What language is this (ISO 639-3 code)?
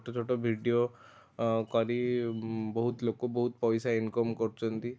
ori